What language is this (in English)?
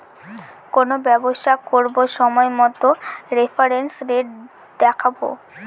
Bangla